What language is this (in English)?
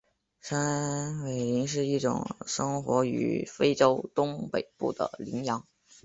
Chinese